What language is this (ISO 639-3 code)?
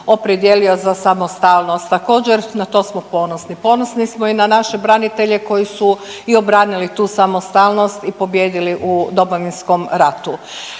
hrv